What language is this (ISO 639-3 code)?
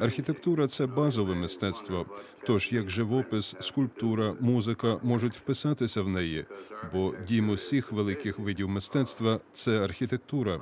ukr